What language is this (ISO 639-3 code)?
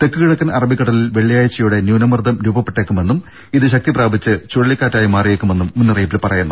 mal